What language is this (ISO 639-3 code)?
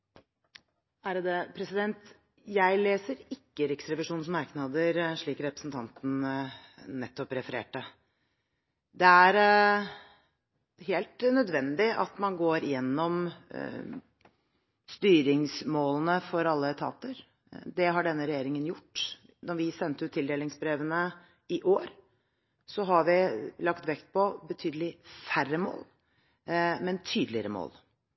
nor